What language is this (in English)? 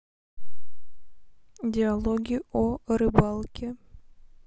Russian